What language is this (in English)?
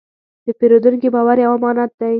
Pashto